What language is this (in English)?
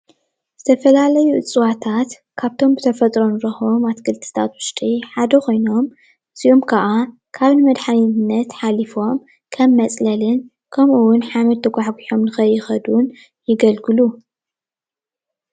Tigrinya